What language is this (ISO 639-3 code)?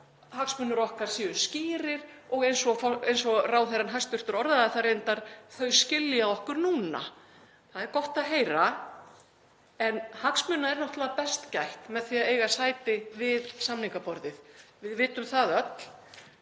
isl